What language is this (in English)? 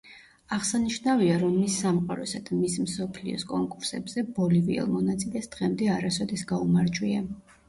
Georgian